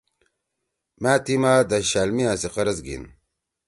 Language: Torwali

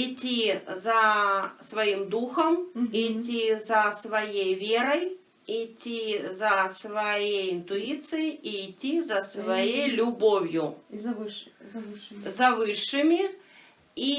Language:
Russian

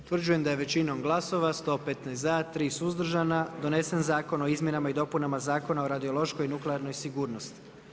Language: Croatian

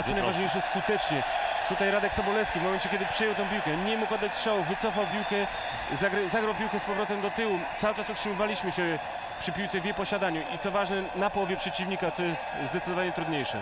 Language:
Polish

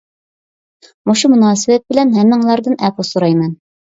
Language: Uyghur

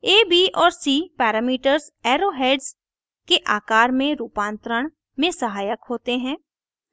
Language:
Hindi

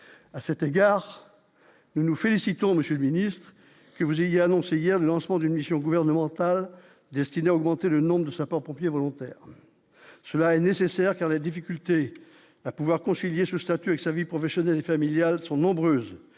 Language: French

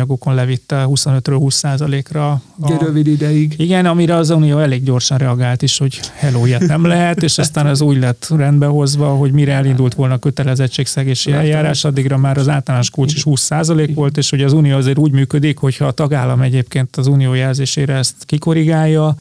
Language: Hungarian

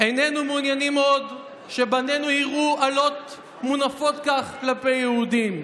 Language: Hebrew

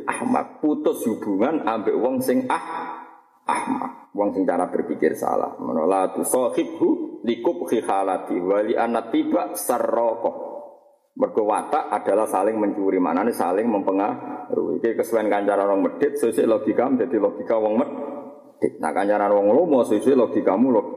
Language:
Malay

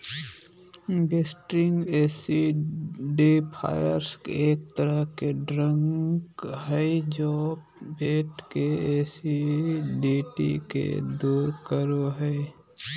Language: Magahi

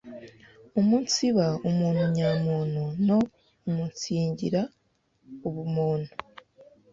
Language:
Kinyarwanda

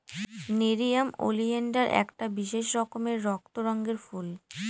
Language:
Bangla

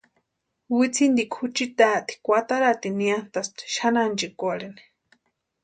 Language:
Western Highland Purepecha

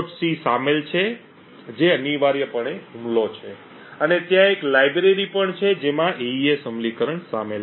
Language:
Gujarati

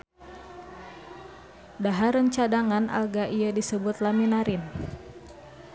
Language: Sundanese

